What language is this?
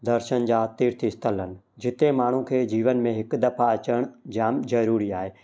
Sindhi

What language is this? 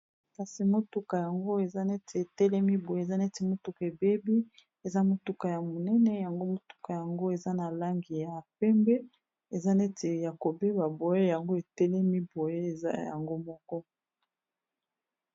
Lingala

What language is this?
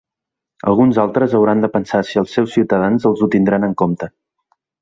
Catalan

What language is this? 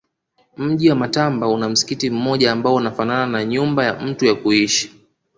Swahili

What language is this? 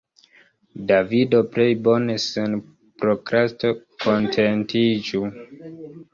Esperanto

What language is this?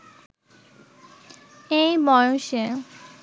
Bangla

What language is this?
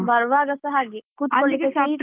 Kannada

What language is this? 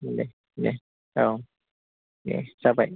Bodo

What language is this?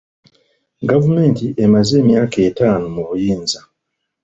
Ganda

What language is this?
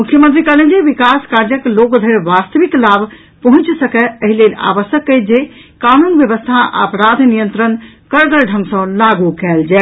Maithili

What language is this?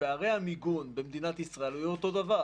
Hebrew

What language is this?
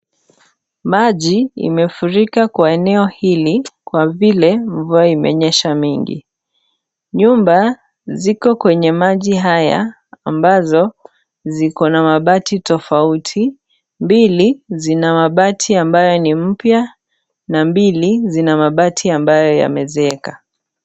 Swahili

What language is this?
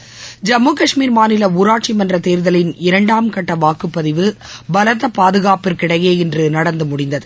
Tamil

